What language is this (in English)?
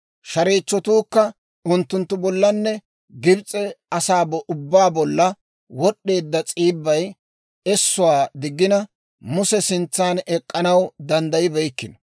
Dawro